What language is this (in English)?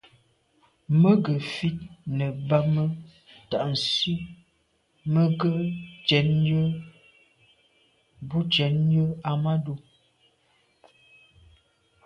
Medumba